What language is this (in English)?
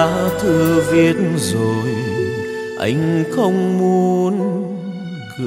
Vietnamese